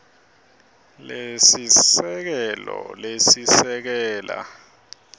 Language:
Swati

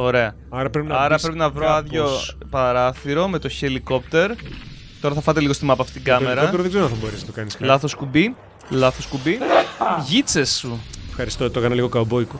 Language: Greek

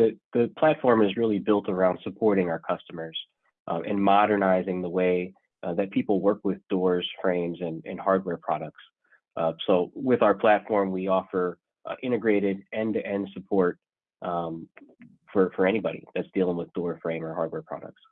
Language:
English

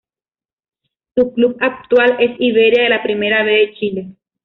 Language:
Spanish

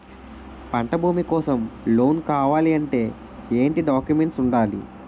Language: Telugu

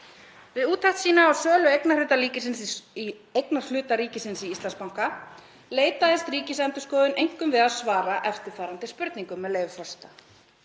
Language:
Icelandic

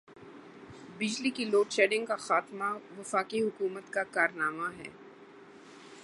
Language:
Urdu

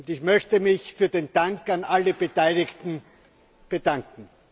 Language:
German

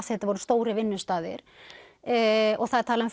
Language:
Icelandic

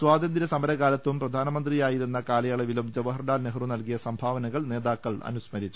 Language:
Malayalam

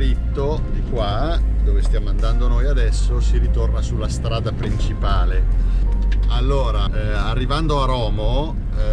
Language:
Italian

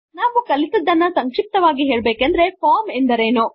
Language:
Kannada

